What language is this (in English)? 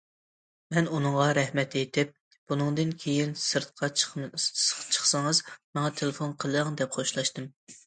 Uyghur